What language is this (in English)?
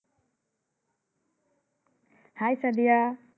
Bangla